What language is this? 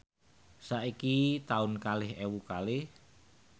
Javanese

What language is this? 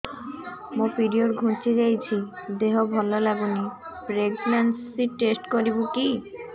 Odia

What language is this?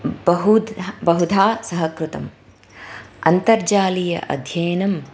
Sanskrit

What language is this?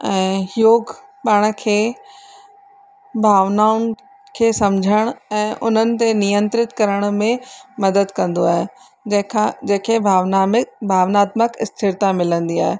Sindhi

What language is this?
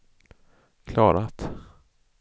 Swedish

